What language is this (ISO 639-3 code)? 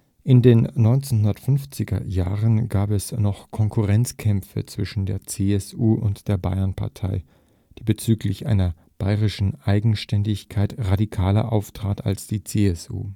deu